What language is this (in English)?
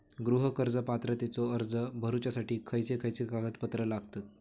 Marathi